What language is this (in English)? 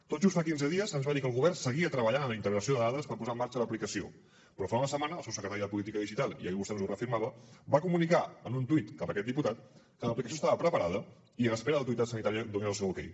Catalan